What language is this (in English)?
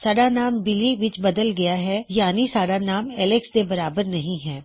Punjabi